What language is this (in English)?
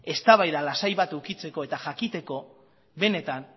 Basque